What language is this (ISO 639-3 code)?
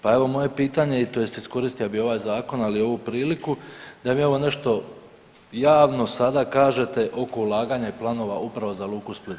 hrv